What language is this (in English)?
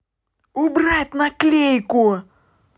Russian